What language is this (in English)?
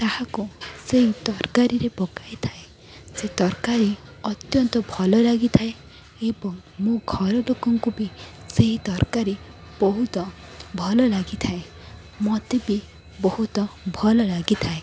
Odia